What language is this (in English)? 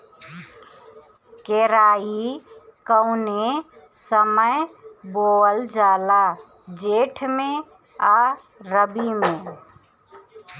Bhojpuri